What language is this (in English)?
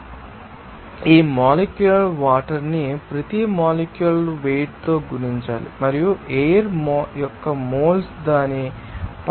Telugu